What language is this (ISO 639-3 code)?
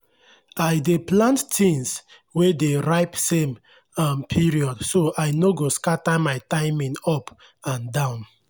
pcm